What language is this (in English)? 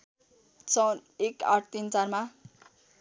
Nepali